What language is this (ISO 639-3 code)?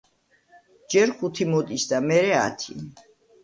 kat